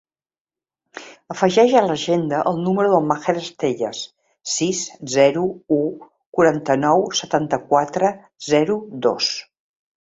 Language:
Catalan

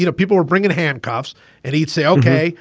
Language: English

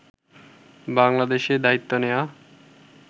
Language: Bangla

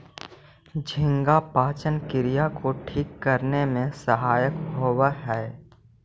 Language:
Magahi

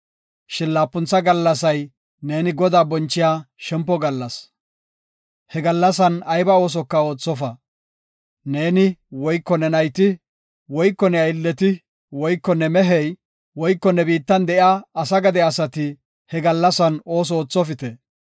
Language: Gofa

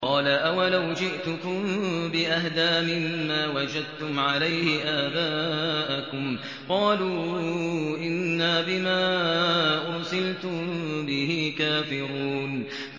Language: Arabic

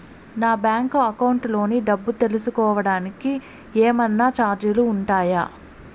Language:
Telugu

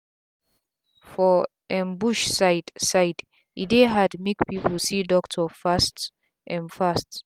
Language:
Nigerian Pidgin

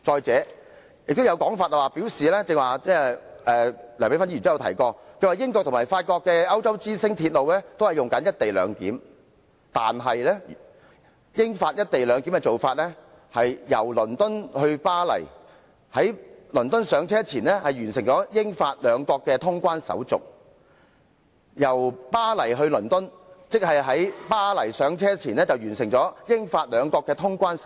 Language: Cantonese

